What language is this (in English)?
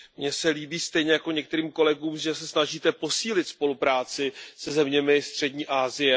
Czech